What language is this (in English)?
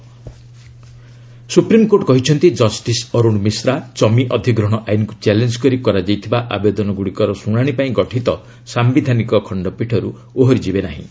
Odia